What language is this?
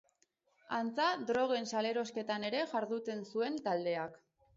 Basque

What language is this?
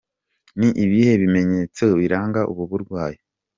Kinyarwanda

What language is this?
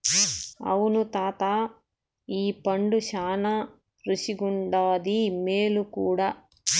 Telugu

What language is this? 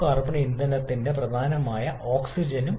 Malayalam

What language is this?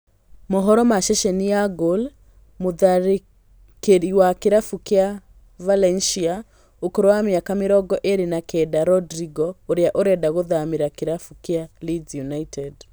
Kikuyu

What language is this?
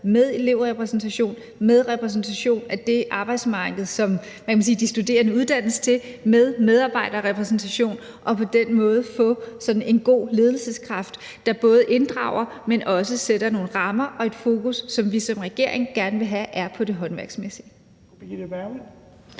Danish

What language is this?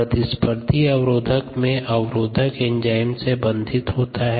Hindi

